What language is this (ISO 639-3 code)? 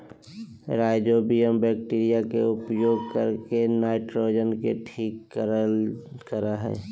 mag